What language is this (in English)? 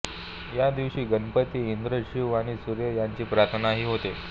Marathi